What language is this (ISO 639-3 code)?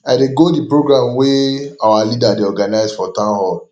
pcm